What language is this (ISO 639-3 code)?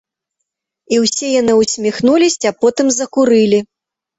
bel